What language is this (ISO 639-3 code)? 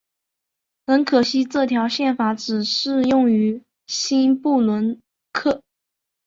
zho